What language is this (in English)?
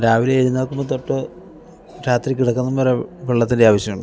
Malayalam